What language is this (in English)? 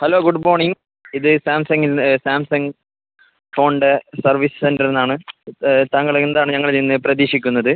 Malayalam